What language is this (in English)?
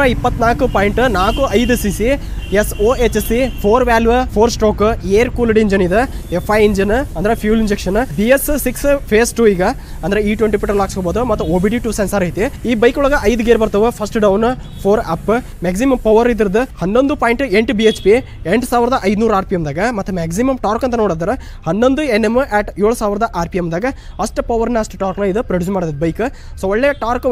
Kannada